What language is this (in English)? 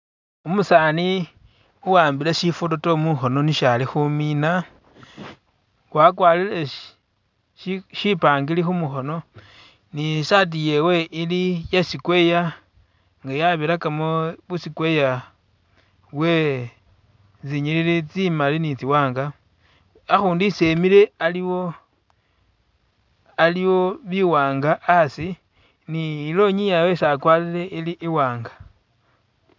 Masaaba